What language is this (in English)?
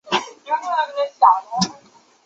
Chinese